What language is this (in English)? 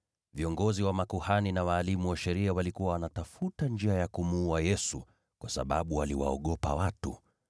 Swahili